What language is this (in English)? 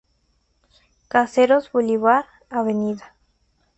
Spanish